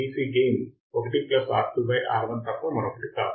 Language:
Telugu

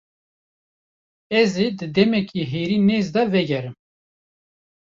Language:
Kurdish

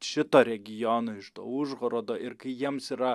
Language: Lithuanian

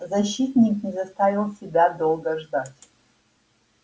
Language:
Russian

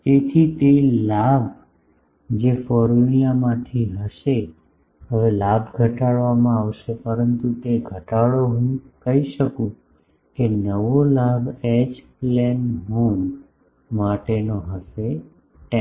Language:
Gujarati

